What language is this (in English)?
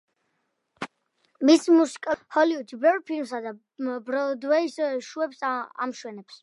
Georgian